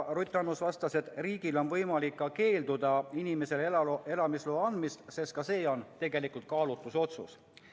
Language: Estonian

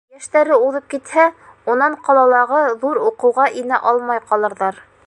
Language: Bashkir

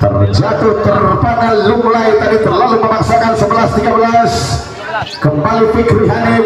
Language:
Indonesian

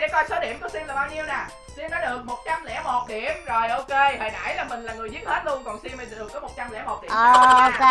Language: Vietnamese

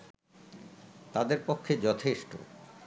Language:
Bangla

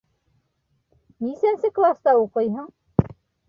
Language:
Bashkir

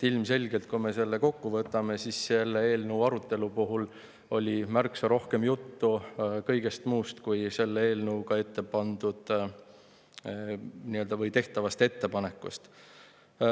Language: Estonian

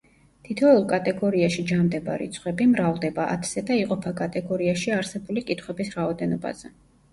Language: Georgian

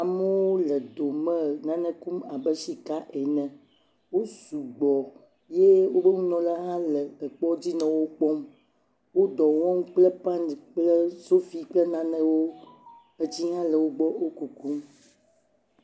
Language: Ewe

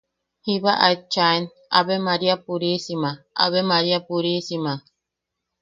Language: Yaqui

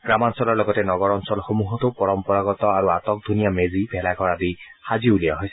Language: Assamese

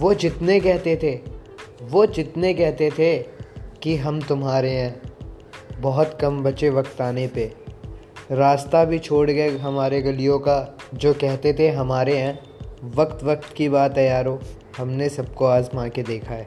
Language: Hindi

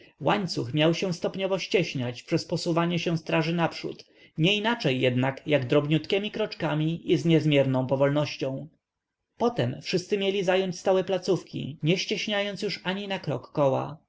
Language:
Polish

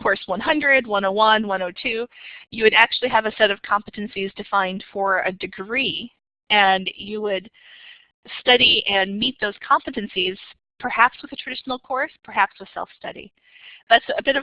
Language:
English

